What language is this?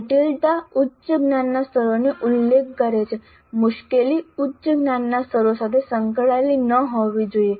Gujarati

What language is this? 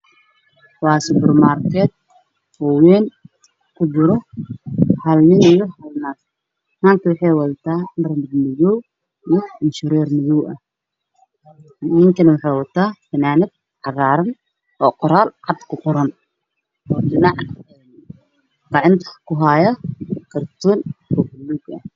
Somali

